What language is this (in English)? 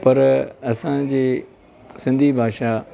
Sindhi